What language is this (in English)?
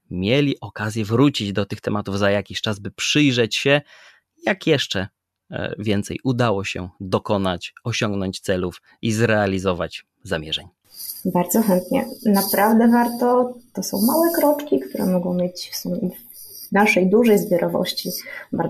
Polish